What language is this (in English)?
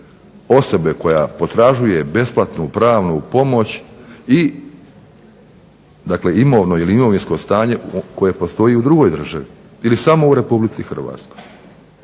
Croatian